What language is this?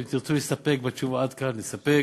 Hebrew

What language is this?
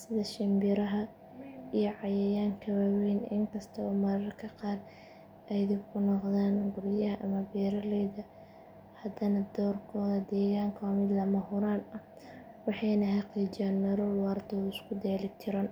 Somali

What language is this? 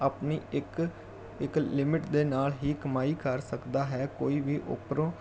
Punjabi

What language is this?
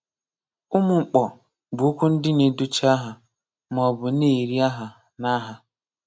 Igbo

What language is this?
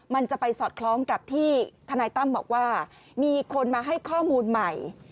Thai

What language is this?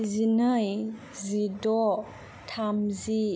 Bodo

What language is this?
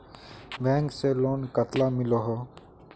Magahi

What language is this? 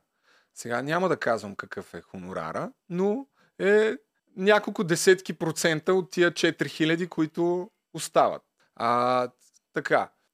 Bulgarian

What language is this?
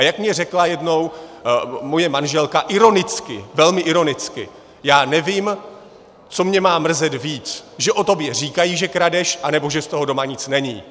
Czech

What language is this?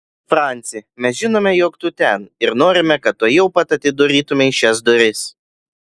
Lithuanian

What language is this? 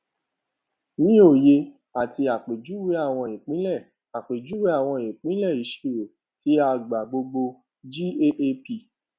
Yoruba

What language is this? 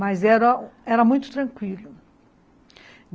Portuguese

